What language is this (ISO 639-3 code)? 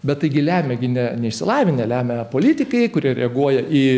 lit